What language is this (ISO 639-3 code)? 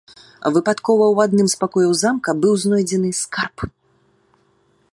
bel